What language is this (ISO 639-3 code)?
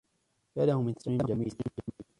ara